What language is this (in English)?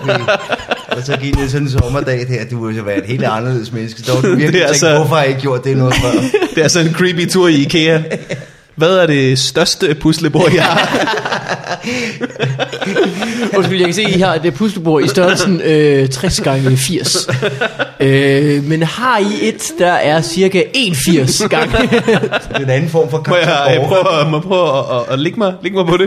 Danish